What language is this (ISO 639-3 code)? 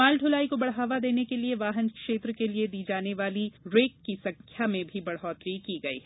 hin